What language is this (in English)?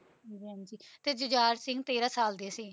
Punjabi